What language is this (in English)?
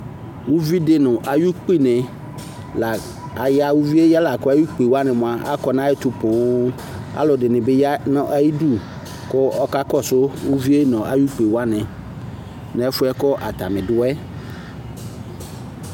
Ikposo